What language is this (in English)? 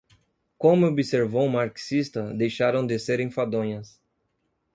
Portuguese